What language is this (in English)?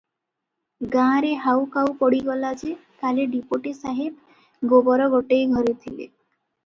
Odia